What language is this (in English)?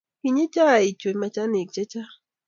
Kalenjin